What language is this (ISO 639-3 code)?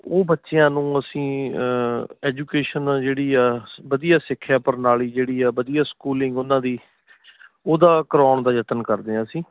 pan